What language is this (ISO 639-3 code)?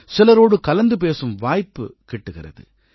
tam